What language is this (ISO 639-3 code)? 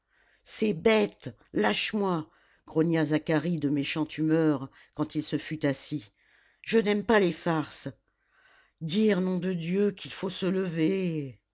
fra